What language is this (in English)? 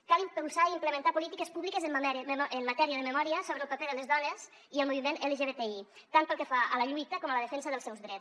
Catalan